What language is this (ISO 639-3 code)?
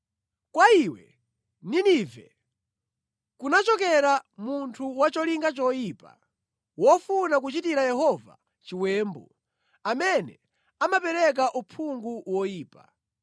nya